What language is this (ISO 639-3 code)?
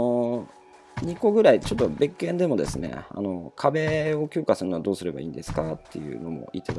jpn